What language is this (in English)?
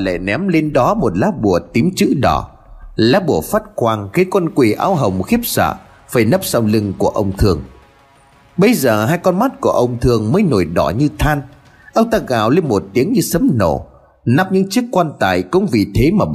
Vietnamese